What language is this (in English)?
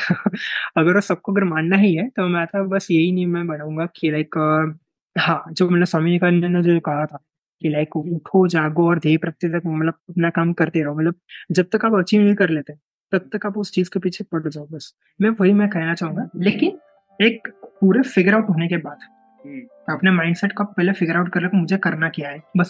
Hindi